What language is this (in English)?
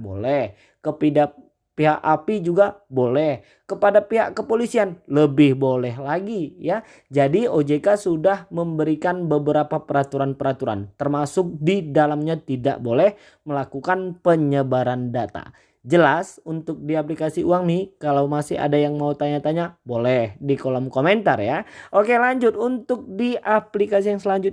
Indonesian